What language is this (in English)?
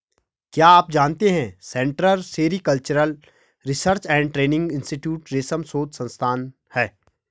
Hindi